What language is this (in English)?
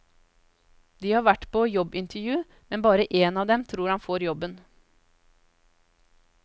Norwegian